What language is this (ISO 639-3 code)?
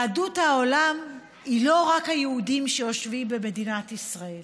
heb